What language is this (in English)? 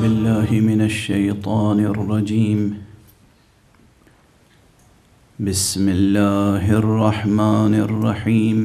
Hindi